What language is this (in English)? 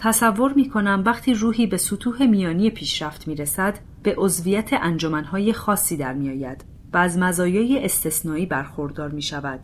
Persian